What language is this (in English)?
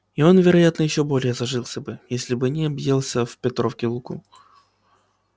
Russian